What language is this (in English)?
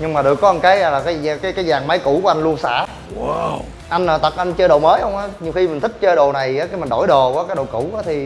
Vietnamese